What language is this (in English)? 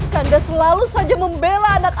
Indonesian